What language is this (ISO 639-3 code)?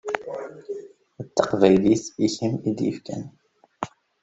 kab